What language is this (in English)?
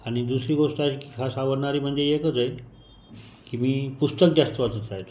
Marathi